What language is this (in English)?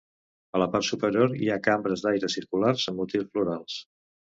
Catalan